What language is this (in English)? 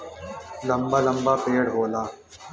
Bhojpuri